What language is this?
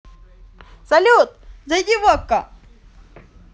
Russian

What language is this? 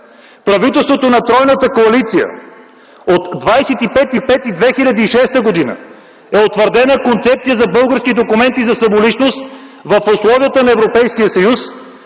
Bulgarian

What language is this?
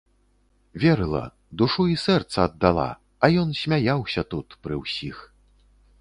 Belarusian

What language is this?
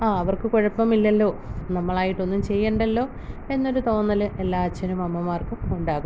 Malayalam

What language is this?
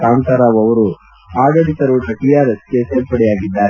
Kannada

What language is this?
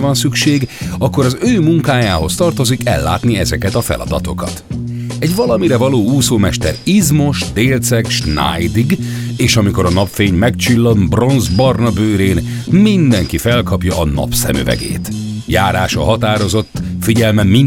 Hungarian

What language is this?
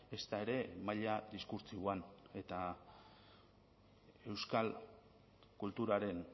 Basque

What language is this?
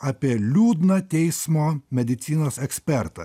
Lithuanian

